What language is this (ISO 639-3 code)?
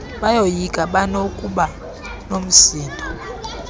xho